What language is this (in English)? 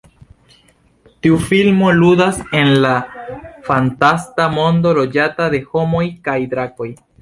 Esperanto